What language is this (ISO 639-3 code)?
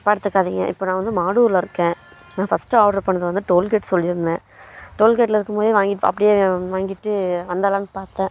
tam